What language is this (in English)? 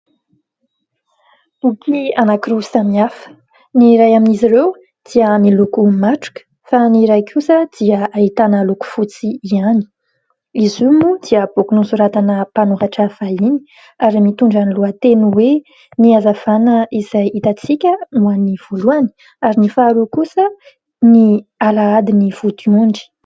Malagasy